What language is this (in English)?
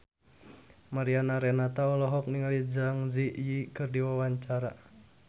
Sundanese